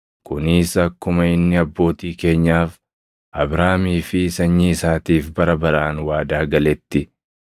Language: Oromo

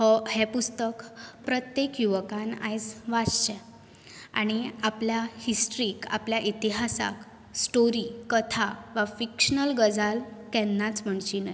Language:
Konkani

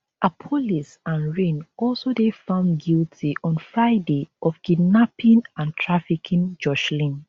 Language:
Nigerian Pidgin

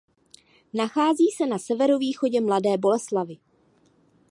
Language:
Czech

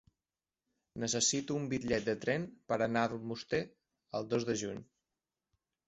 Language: Catalan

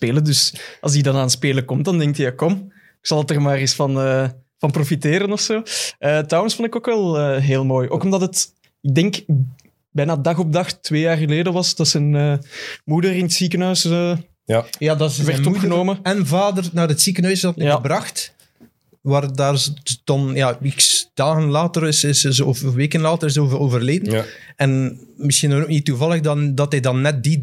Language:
Dutch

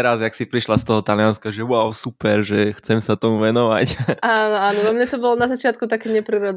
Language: Slovak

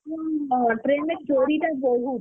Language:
Odia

